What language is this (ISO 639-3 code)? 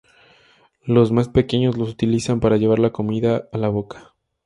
spa